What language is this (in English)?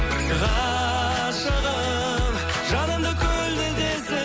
Kazakh